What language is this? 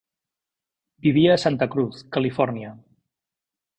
Catalan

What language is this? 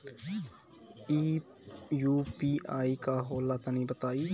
Bhojpuri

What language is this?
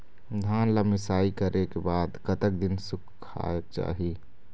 Chhattisgarhi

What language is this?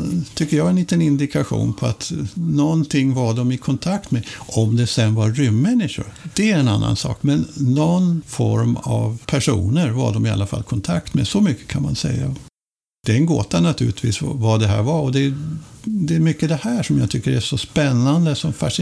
Swedish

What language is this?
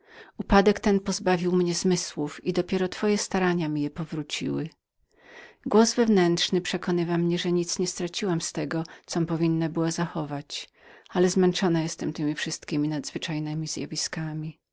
Polish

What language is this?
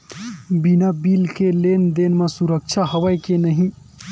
Chhattisgarhi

